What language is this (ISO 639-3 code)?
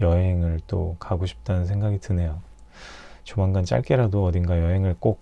kor